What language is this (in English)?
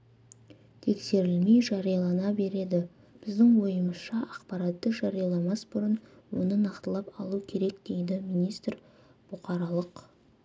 Kazakh